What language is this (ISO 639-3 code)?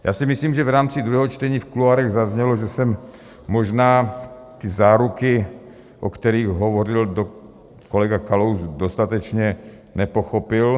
ces